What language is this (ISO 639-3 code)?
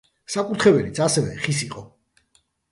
kat